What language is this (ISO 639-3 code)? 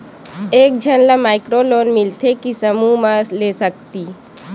hne